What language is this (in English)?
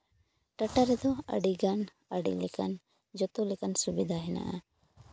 Santali